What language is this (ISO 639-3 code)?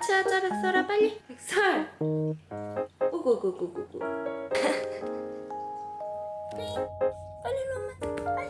kor